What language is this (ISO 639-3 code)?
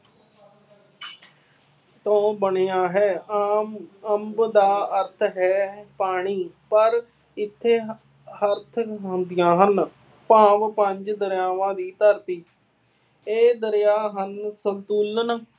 pan